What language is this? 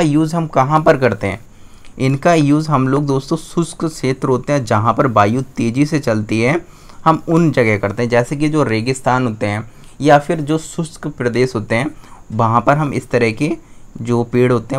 Hindi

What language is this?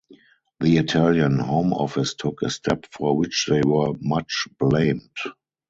English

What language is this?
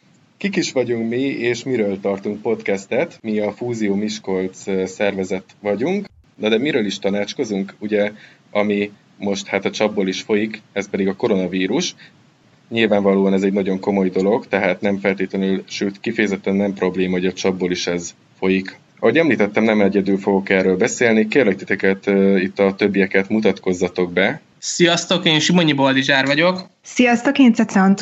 Hungarian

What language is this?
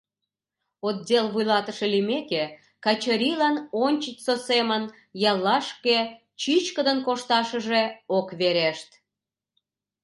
Mari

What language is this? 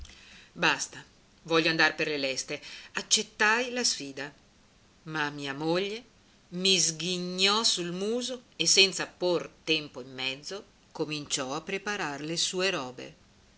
Italian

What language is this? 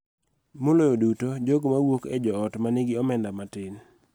Luo (Kenya and Tanzania)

